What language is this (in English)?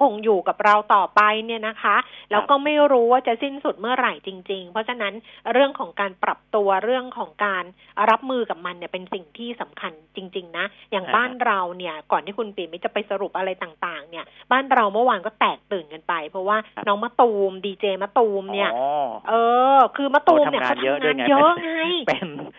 Thai